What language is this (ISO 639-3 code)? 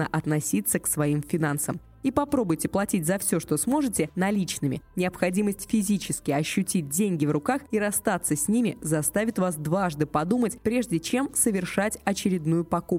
rus